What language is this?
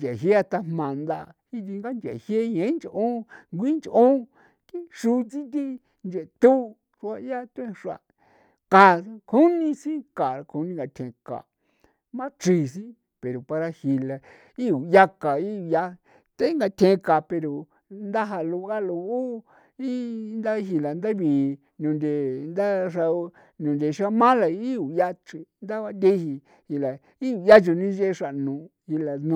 San Felipe Otlaltepec Popoloca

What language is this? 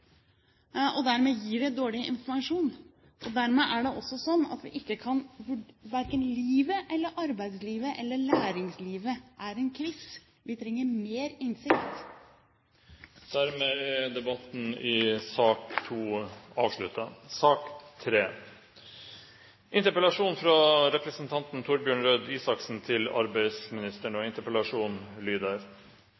Norwegian Bokmål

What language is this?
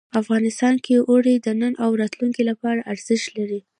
Pashto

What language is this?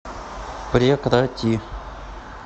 Russian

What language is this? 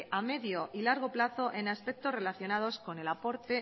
Spanish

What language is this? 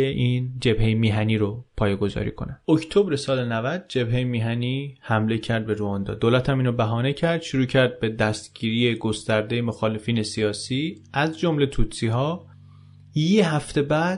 Persian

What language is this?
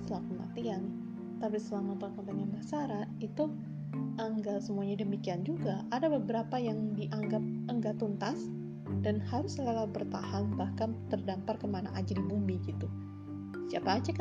Indonesian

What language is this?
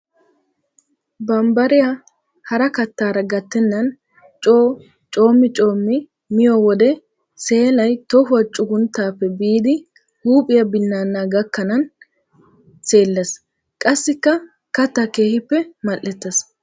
Wolaytta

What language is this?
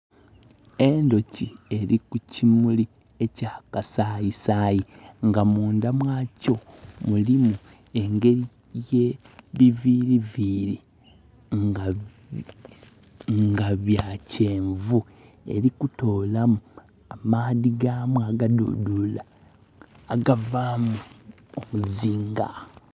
Soga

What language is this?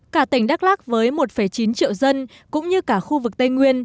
Vietnamese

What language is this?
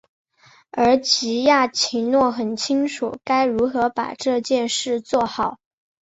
Chinese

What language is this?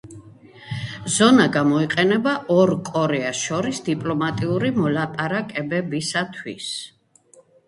Georgian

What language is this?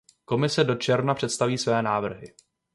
Czech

